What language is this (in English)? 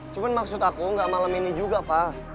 Indonesian